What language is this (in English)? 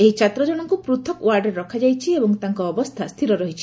Odia